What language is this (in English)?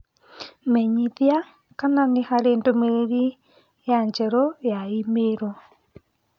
Kikuyu